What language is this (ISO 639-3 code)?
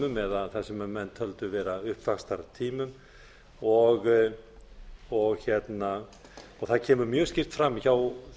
isl